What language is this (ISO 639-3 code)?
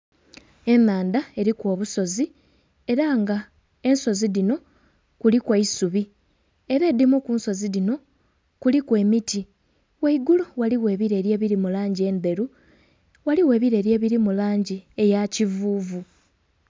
xog